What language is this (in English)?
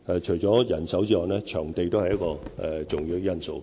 Cantonese